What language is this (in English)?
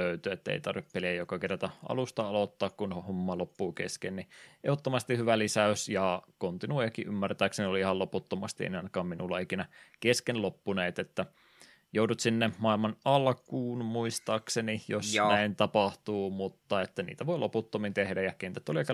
Finnish